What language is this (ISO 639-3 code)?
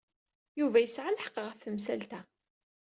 kab